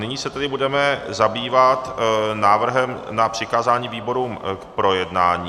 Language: Czech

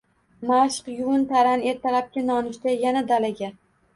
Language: Uzbek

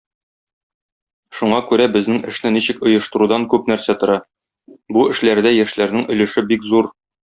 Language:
Tatar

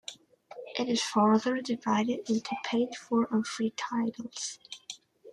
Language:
English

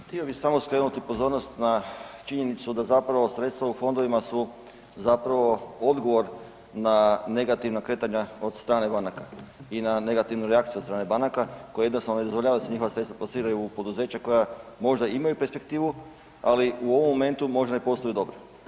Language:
Croatian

